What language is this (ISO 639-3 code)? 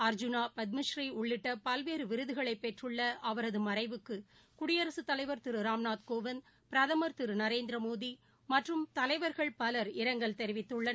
tam